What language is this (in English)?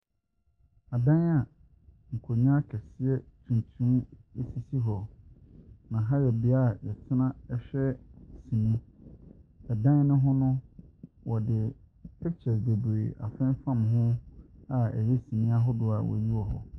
Akan